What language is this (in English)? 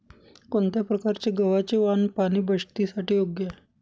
Marathi